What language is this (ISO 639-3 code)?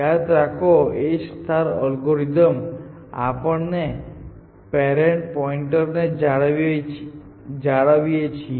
guj